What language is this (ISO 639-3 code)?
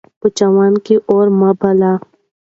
pus